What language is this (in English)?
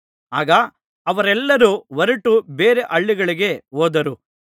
Kannada